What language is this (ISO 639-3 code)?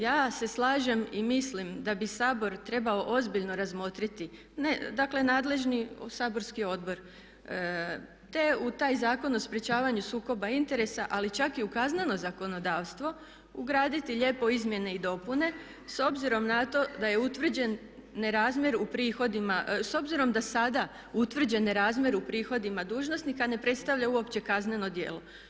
hrv